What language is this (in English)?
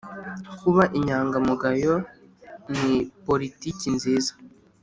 Kinyarwanda